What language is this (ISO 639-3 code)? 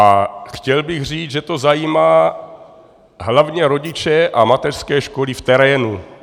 ces